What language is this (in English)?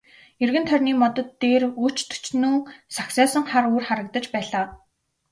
Mongolian